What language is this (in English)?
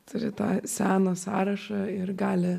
Lithuanian